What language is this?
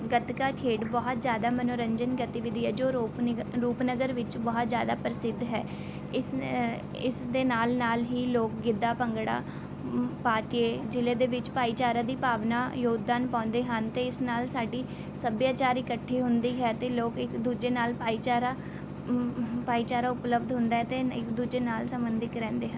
Punjabi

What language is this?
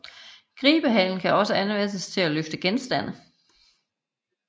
Danish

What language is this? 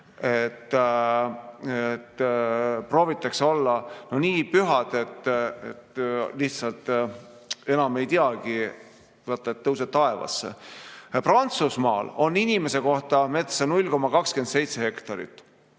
Estonian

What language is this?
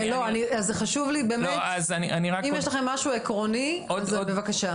Hebrew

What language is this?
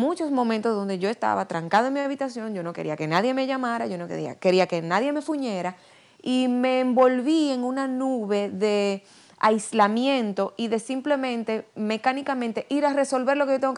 Spanish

